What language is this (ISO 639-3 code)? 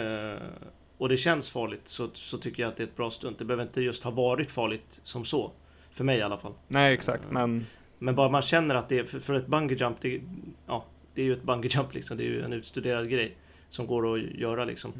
swe